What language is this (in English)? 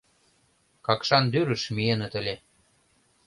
Mari